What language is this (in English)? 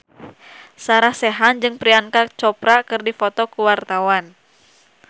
Sundanese